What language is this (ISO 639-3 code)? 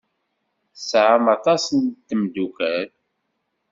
kab